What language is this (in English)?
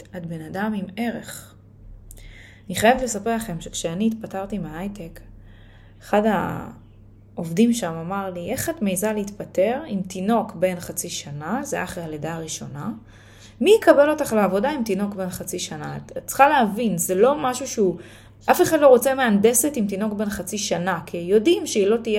Hebrew